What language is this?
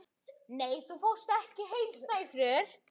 Icelandic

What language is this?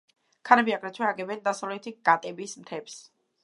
Georgian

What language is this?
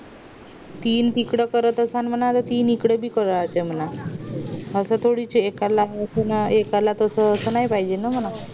Marathi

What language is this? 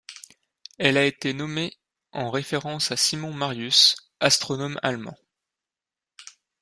French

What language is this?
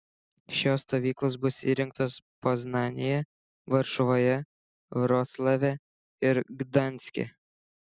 Lithuanian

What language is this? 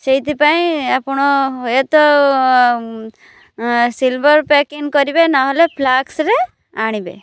Odia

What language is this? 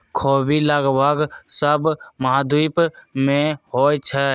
Magahi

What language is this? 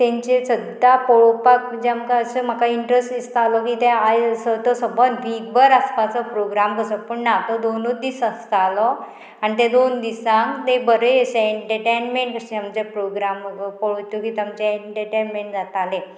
Konkani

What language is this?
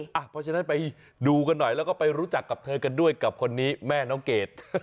Thai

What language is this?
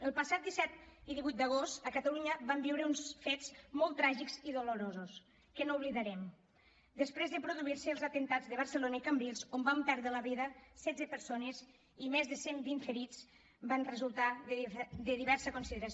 Catalan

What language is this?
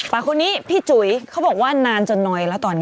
Thai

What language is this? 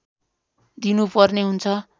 Nepali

